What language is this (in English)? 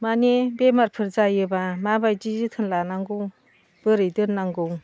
Bodo